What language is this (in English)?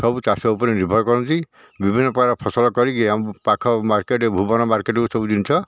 Odia